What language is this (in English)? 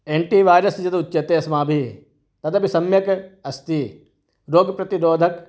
Sanskrit